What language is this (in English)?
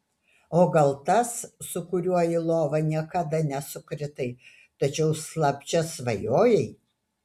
Lithuanian